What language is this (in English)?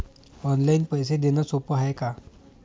Marathi